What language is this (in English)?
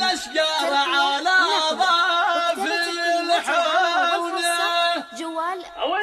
Arabic